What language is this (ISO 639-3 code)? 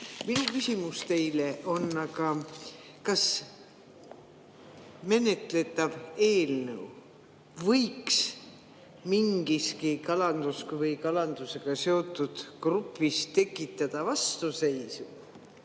est